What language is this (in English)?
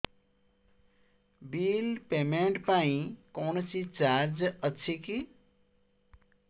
Odia